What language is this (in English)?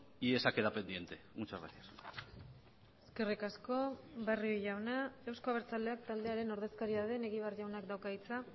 Basque